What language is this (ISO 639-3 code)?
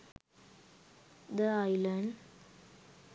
sin